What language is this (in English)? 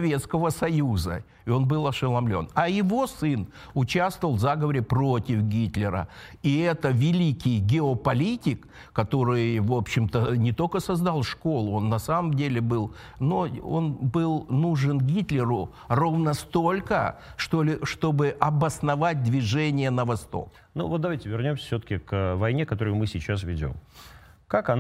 Russian